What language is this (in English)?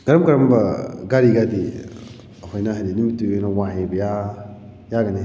Manipuri